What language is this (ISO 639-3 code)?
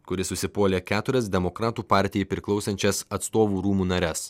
lit